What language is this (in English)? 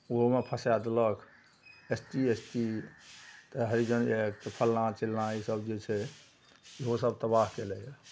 Maithili